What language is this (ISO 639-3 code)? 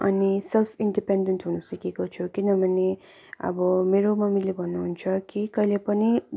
nep